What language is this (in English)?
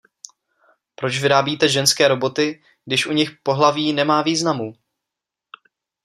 Czech